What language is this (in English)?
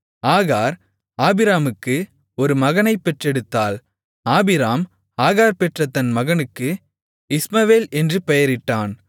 Tamil